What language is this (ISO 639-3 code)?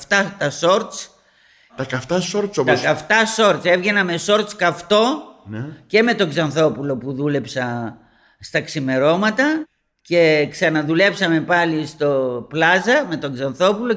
ell